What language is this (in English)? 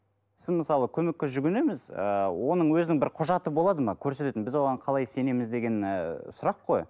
Kazakh